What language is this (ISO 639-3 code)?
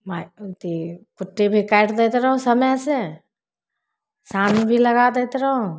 mai